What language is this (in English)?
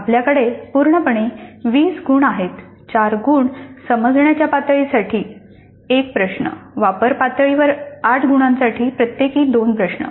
Marathi